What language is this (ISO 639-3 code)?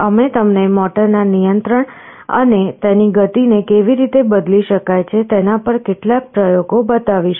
guj